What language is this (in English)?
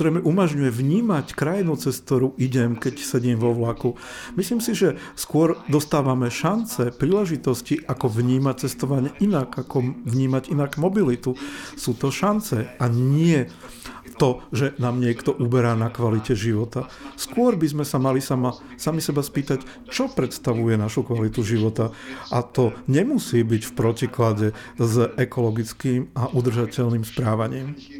Slovak